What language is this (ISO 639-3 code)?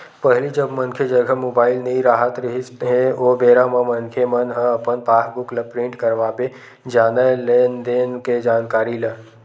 hne